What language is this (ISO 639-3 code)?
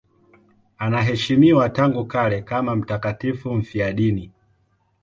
swa